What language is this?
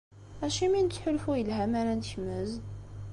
Kabyle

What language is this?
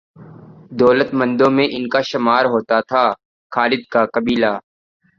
Urdu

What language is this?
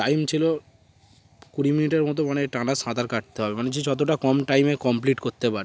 Bangla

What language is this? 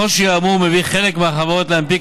Hebrew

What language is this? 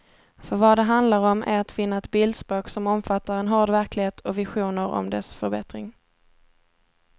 Swedish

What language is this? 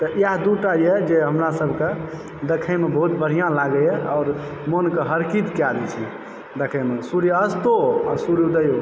Maithili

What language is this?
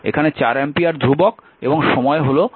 Bangla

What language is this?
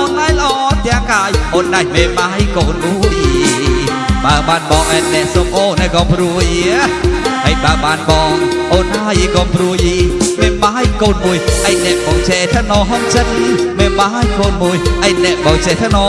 Vietnamese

